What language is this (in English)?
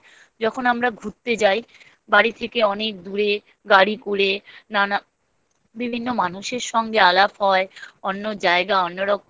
Bangla